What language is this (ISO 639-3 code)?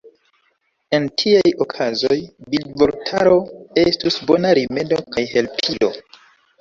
epo